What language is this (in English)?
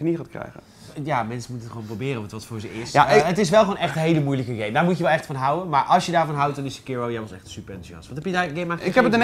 Dutch